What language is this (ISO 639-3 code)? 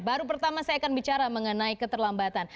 ind